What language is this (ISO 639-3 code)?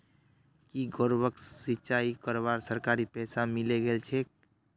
mag